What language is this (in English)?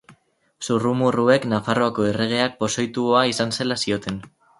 Basque